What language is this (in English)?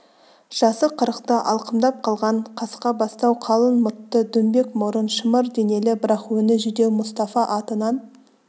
Kazakh